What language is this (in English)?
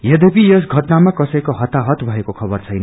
Nepali